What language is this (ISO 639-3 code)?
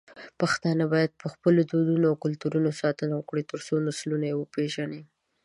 pus